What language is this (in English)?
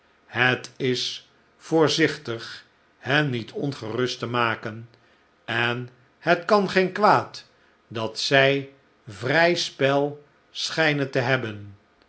Dutch